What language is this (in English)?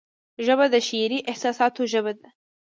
Pashto